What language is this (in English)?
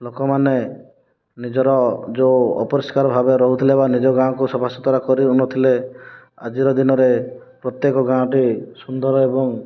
Odia